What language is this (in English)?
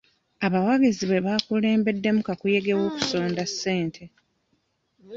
Ganda